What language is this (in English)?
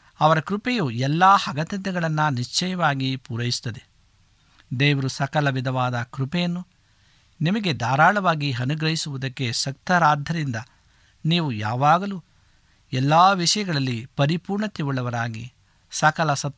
Kannada